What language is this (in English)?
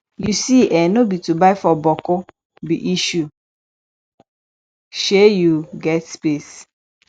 Nigerian Pidgin